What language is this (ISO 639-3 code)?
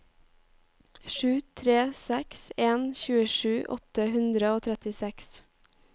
nor